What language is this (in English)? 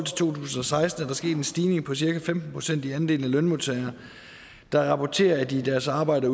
Danish